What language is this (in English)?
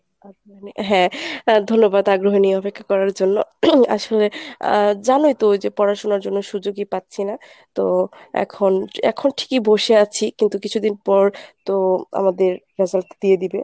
Bangla